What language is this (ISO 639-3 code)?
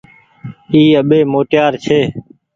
gig